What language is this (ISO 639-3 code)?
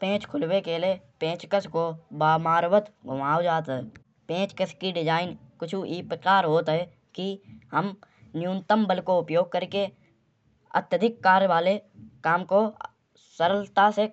bjj